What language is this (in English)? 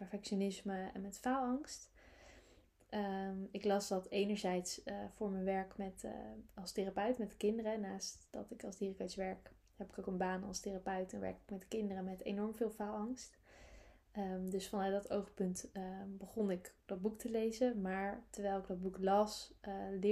Dutch